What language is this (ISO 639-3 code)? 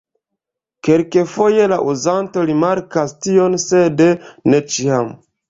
epo